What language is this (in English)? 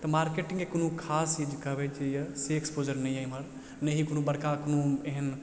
Maithili